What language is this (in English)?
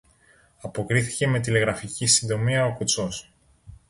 Greek